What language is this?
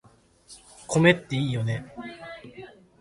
Japanese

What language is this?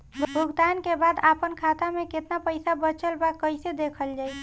Bhojpuri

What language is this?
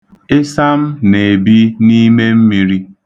Igbo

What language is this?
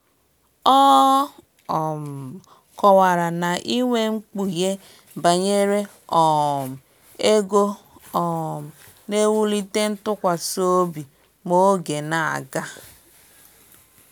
Igbo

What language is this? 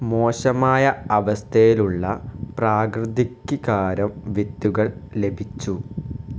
Malayalam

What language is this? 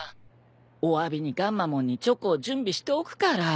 Japanese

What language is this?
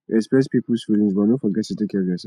Nigerian Pidgin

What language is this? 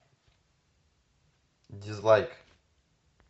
Russian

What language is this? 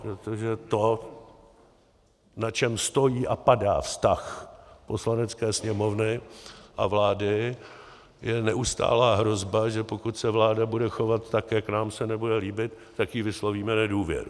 Czech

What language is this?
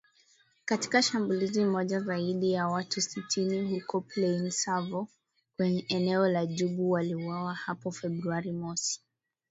Swahili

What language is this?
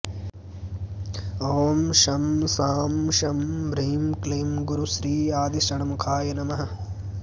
Sanskrit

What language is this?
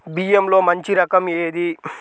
Telugu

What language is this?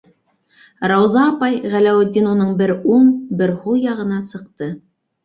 Bashkir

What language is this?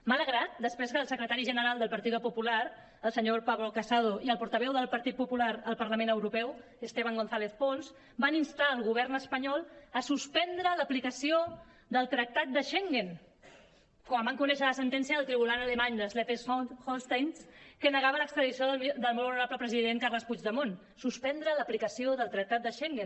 Catalan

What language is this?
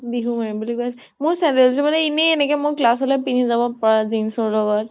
Assamese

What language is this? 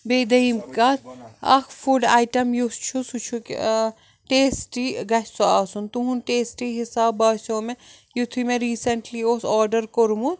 Kashmiri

